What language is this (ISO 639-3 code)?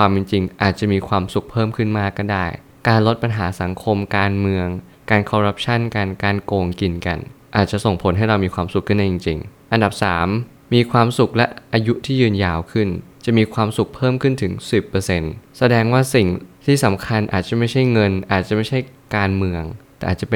tha